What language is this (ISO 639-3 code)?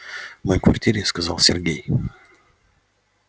rus